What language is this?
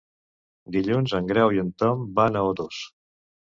Catalan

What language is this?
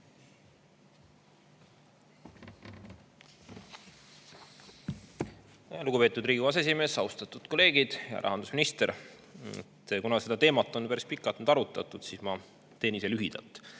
Estonian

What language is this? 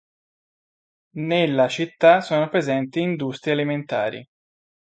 Italian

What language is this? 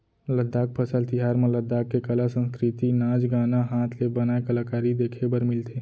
Chhattisgarhi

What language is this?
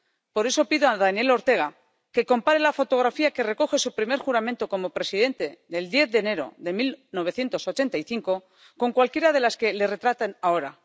Spanish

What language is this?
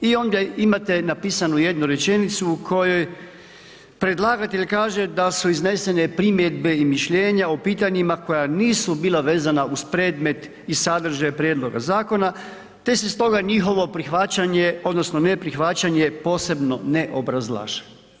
Croatian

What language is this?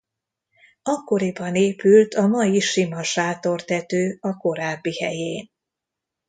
Hungarian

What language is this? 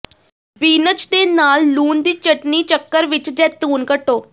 Punjabi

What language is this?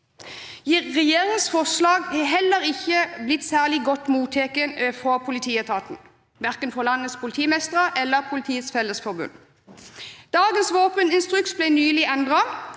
Norwegian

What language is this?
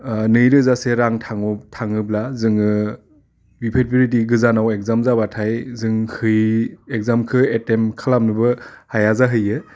Bodo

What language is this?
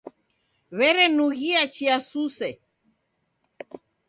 Taita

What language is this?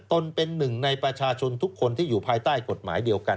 Thai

